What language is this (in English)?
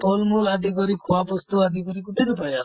Assamese